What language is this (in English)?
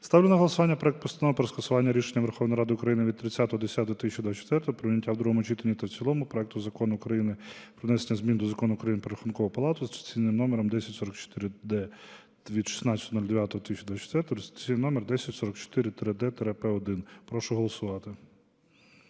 Ukrainian